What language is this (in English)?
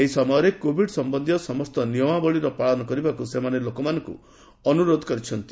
Odia